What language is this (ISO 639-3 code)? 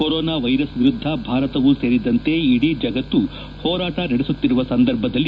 kan